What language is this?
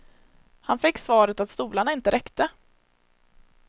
Swedish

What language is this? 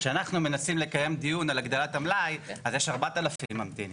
Hebrew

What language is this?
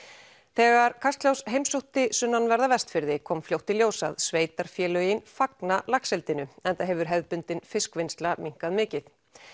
Icelandic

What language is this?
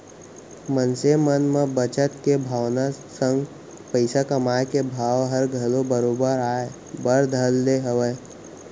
Chhattisgarhi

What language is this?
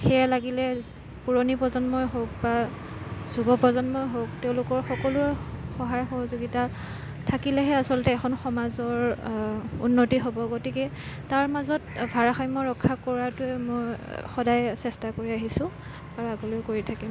Assamese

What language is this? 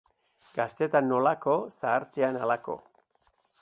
Basque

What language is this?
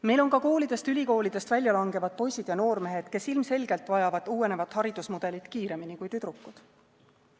Estonian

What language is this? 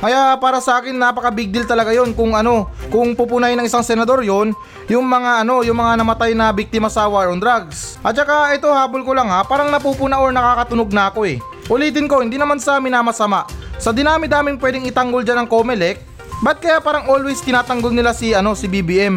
Filipino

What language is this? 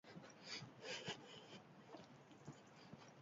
Basque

